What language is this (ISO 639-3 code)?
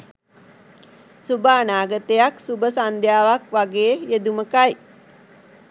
sin